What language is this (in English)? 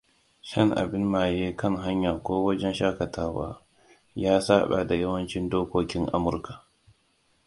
Hausa